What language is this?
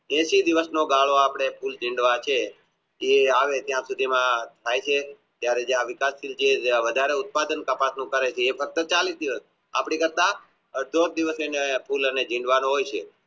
Gujarati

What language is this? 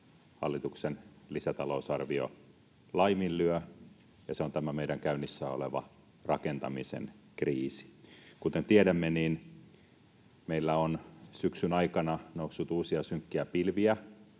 Finnish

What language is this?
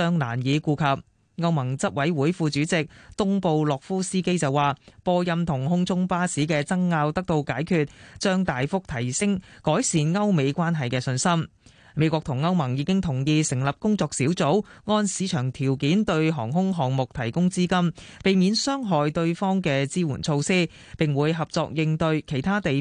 Chinese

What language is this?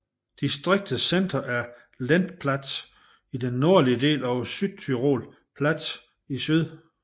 Danish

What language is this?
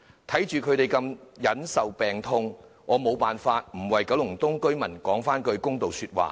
Cantonese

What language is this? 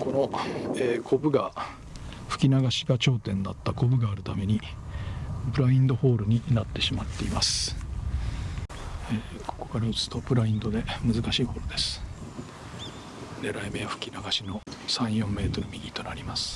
Japanese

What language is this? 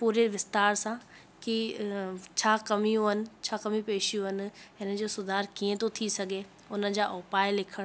Sindhi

